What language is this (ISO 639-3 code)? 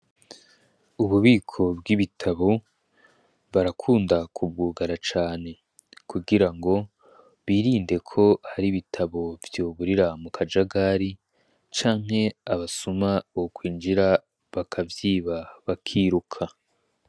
run